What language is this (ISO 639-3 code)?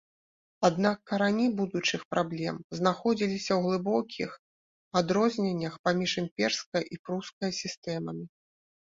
bel